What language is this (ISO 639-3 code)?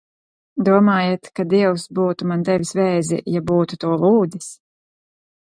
lav